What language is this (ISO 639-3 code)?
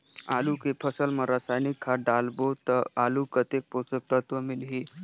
hne